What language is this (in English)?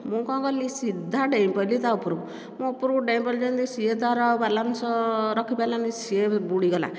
Odia